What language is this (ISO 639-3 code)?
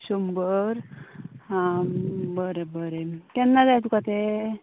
kok